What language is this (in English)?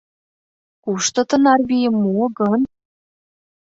Mari